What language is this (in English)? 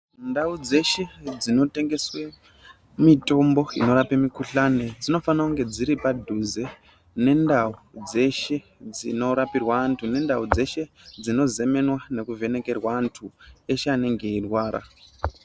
Ndau